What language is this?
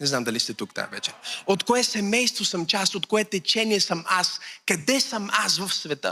Bulgarian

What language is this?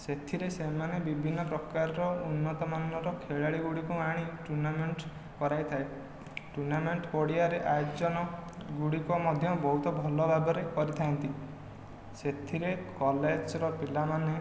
Odia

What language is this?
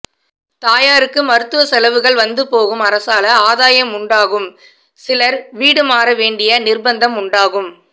Tamil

